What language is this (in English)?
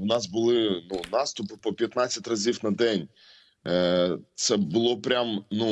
Ukrainian